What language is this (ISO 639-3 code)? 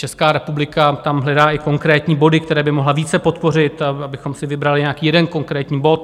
ces